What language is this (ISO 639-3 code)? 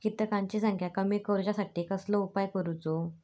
mar